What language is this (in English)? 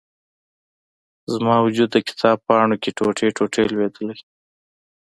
Pashto